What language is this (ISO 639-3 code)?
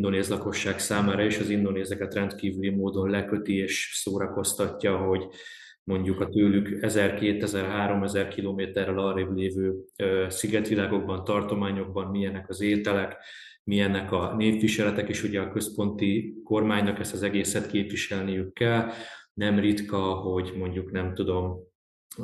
hun